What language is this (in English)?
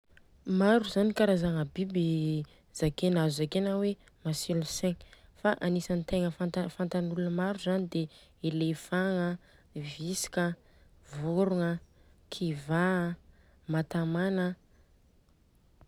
Southern Betsimisaraka Malagasy